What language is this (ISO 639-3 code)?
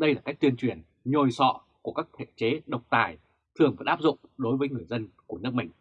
vie